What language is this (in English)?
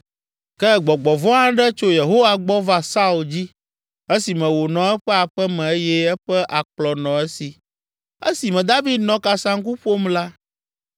Ewe